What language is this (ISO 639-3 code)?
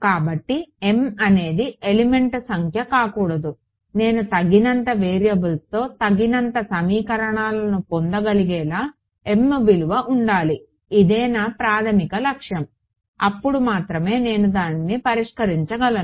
tel